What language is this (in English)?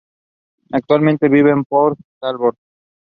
English